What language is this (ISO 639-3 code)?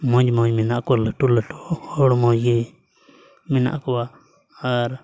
sat